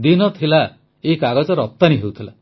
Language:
Odia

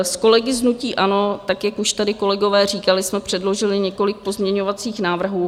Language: Czech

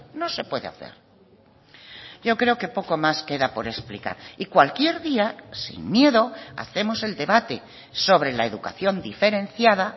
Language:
Spanish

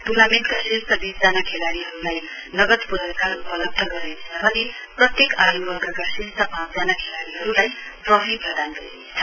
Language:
Nepali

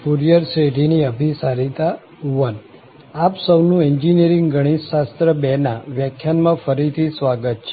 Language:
Gujarati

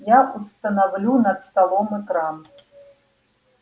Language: Russian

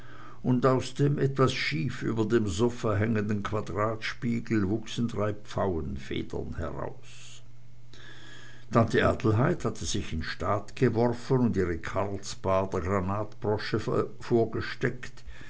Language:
German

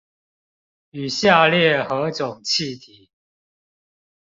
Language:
Chinese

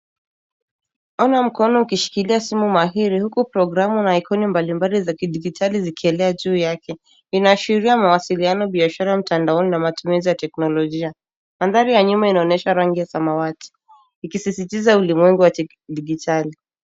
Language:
Swahili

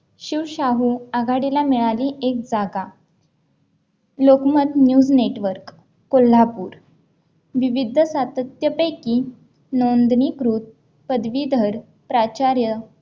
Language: Marathi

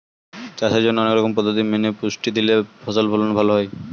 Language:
Bangla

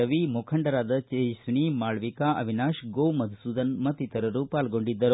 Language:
Kannada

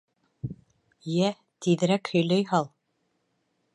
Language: Bashkir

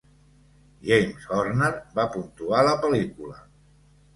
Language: Catalan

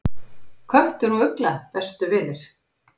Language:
Icelandic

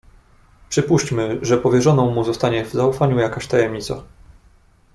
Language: Polish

